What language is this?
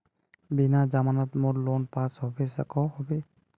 Magahi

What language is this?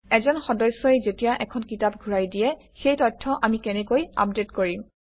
Assamese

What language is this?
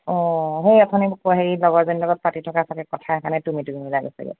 Assamese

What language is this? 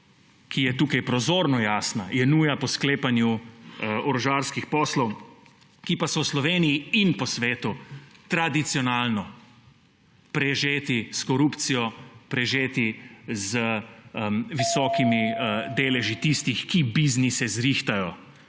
Slovenian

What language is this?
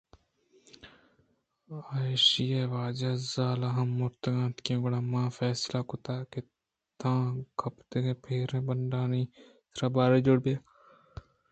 Eastern Balochi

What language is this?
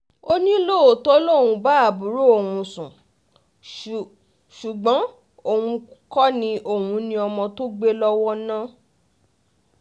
Yoruba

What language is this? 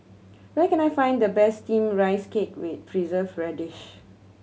English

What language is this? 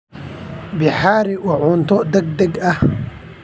Somali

